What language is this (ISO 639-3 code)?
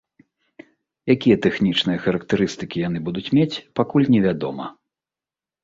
bel